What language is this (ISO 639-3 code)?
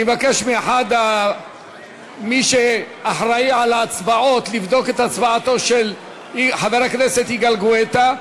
heb